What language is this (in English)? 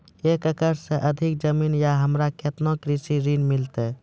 Maithili